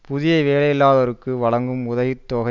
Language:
Tamil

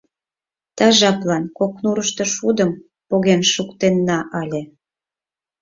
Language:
Mari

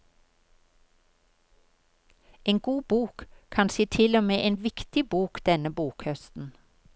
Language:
Norwegian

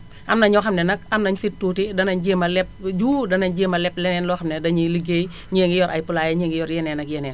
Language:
Wolof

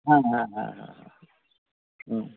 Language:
Santali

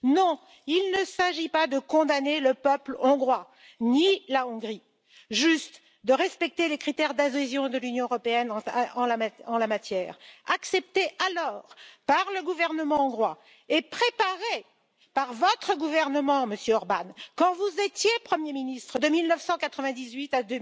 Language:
French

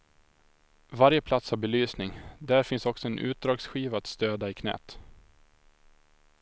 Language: Swedish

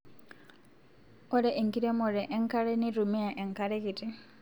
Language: Masai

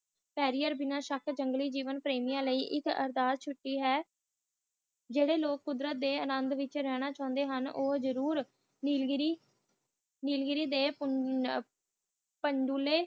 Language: Punjabi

